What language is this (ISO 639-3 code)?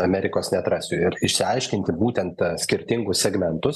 lit